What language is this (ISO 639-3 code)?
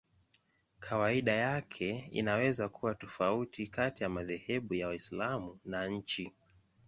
swa